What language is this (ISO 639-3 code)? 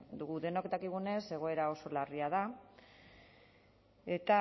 eus